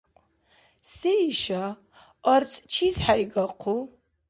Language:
Dargwa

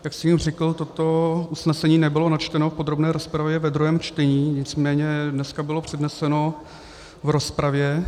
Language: Czech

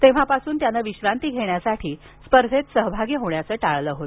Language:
Marathi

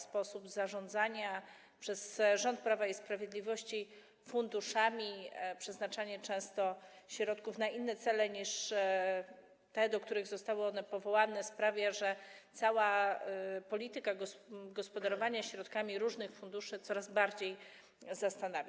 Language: Polish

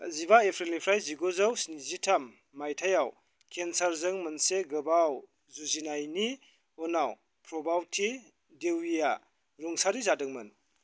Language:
Bodo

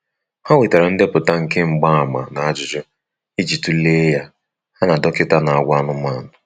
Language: Igbo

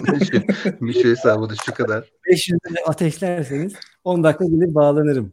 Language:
Turkish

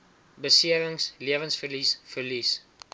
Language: Afrikaans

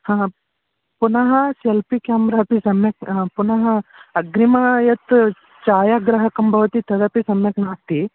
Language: Sanskrit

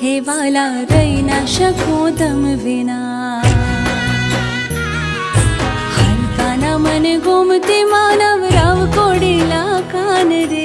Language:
Hindi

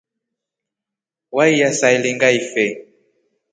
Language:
Rombo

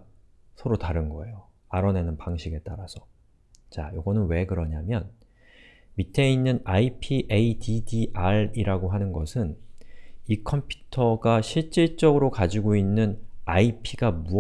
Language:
Korean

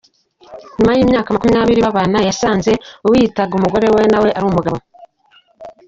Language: Kinyarwanda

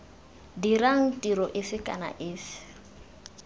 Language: Tswana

